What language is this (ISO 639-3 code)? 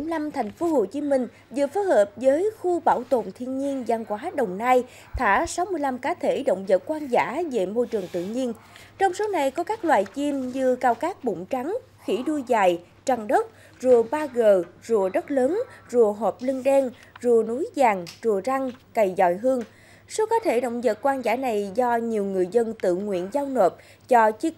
vie